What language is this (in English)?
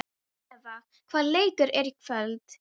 Icelandic